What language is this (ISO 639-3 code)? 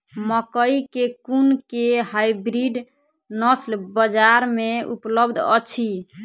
mai